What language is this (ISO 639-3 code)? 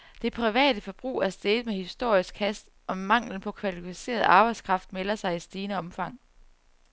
dan